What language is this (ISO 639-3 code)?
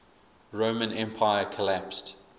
eng